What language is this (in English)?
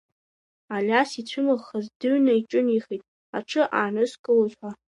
Abkhazian